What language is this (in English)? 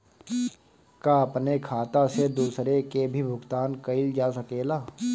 Bhojpuri